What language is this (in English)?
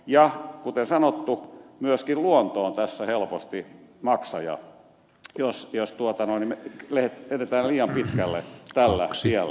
Finnish